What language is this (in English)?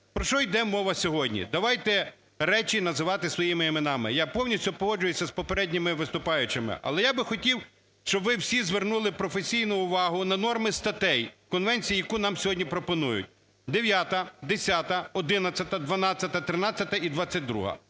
Ukrainian